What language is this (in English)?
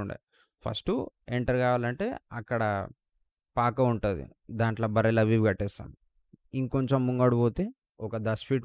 Telugu